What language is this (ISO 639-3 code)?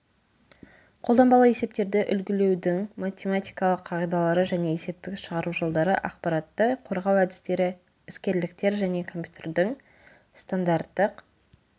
kaz